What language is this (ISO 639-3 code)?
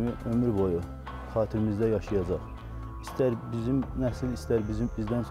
tur